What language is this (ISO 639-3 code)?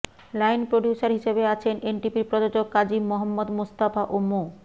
ben